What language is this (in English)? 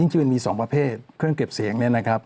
Thai